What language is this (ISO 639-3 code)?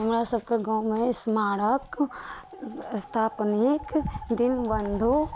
mai